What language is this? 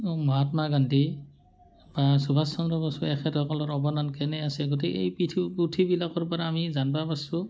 Assamese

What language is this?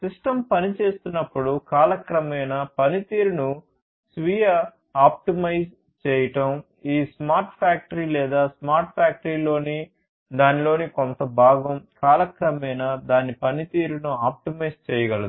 Telugu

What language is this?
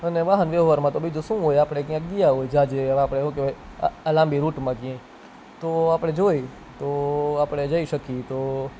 Gujarati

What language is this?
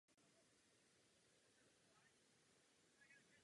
Czech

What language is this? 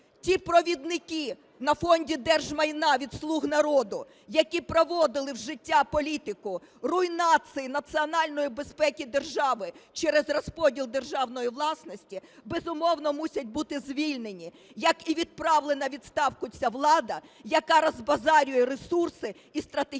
Ukrainian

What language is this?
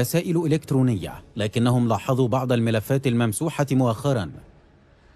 Arabic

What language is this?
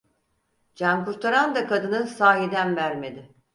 Turkish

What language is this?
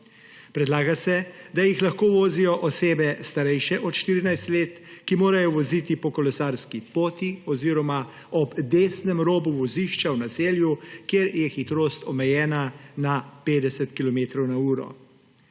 Slovenian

